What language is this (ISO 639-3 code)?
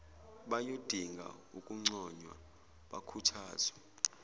zul